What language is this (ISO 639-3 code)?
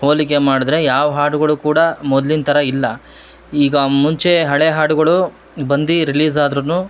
kan